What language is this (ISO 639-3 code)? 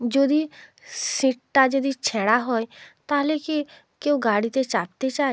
ben